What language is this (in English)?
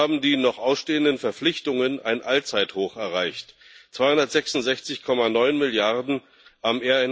German